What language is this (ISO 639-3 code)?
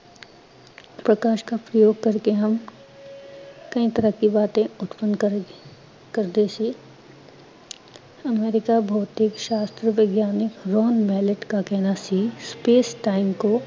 pan